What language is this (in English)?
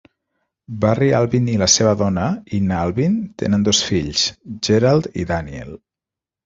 Catalan